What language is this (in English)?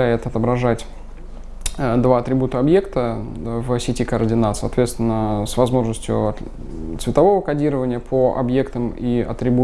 Russian